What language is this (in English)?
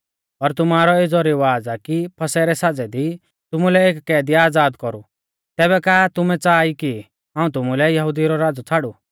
Mahasu Pahari